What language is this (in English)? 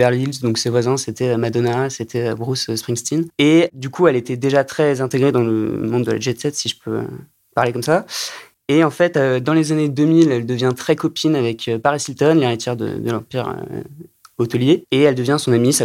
French